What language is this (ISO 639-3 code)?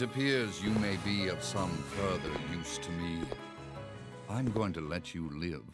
deu